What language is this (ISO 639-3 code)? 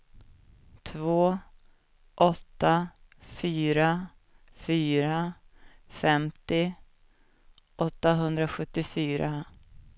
swe